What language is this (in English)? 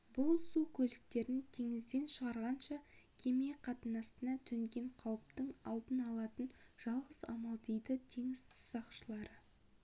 Kazakh